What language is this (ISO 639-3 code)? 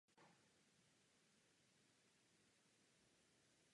ces